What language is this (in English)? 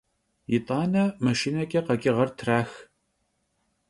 Kabardian